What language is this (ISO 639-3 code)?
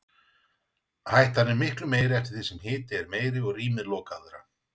isl